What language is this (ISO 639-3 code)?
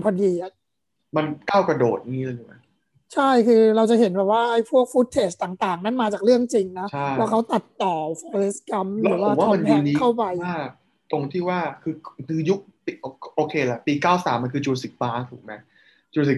tha